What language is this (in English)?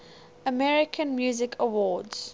English